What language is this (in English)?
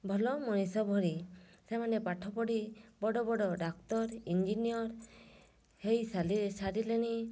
Odia